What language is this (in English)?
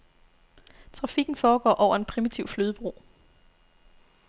Danish